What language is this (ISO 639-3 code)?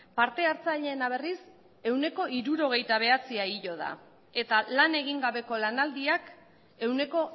eus